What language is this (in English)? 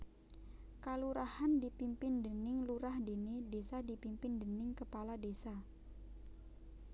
Javanese